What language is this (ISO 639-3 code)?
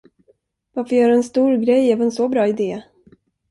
swe